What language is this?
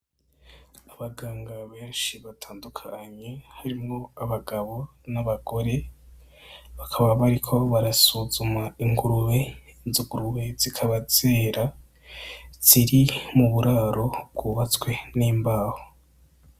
Rundi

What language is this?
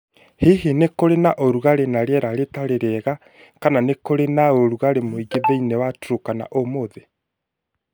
Kikuyu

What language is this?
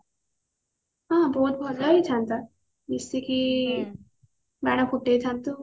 Odia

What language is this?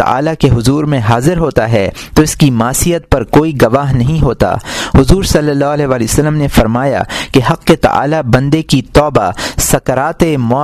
Urdu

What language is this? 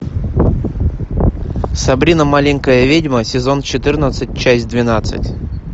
Russian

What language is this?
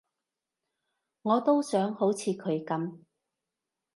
Cantonese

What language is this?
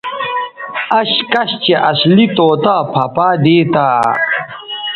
Bateri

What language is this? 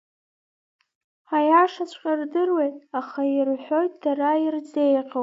Abkhazian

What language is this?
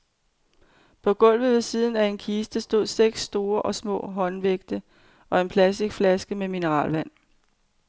Danish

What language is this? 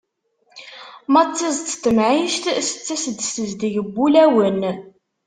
Kabyle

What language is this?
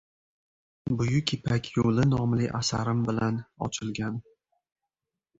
Uzbek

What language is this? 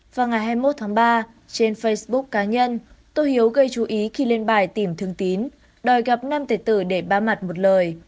Vietnamese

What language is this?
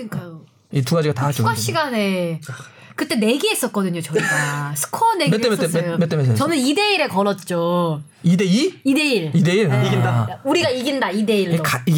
Korean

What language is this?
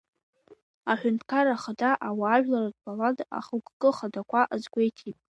Abkhazian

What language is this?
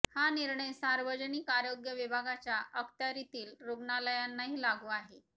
Marathi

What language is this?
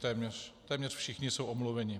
Czech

